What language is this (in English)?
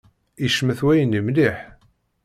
Kabyle